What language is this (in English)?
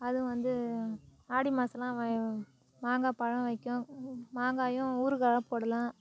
Tamil